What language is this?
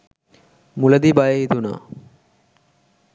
Sinhala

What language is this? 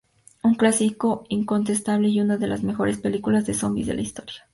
Spanish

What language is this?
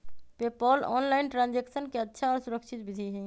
Magahi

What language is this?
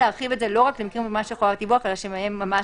Hebrew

